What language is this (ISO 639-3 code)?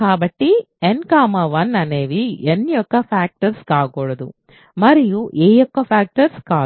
tel